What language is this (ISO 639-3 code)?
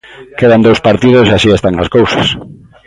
glg